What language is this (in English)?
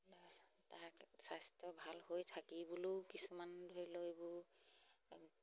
Assamese